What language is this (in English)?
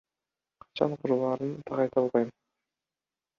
Kyrgyz